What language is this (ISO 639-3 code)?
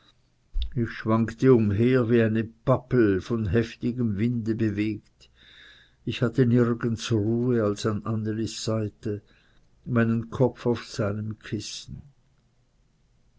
deu